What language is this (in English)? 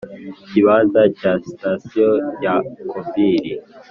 Kinyarwanda